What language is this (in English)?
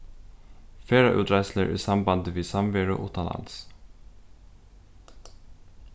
Faroese